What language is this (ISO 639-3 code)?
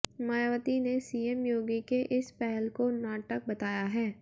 hin